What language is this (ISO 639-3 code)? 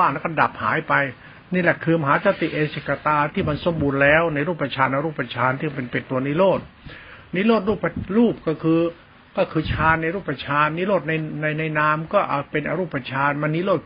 tha